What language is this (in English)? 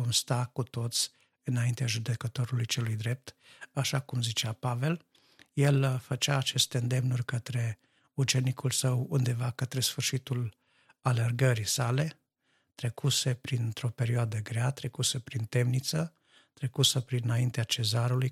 Romanian